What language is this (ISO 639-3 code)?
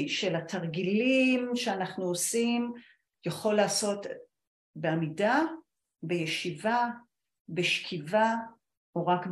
heb